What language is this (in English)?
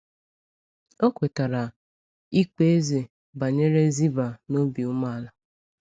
Igbo